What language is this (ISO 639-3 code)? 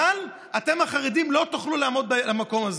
heb